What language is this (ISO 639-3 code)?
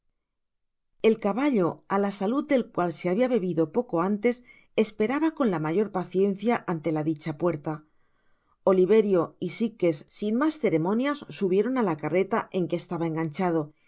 spa